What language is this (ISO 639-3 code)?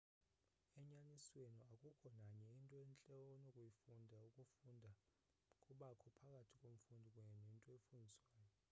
xho